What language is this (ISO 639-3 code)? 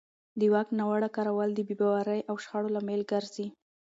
pus